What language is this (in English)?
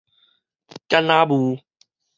Min Nan Chinese